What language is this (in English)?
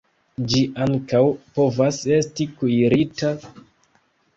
Esperanto